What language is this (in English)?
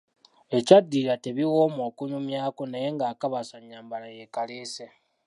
Ganda